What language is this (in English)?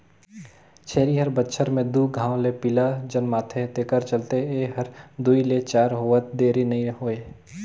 Chhattisgarhi